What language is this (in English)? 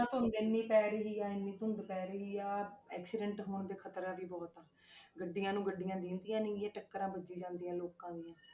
Punjabi